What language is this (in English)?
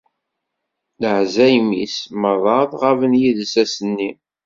Kabyle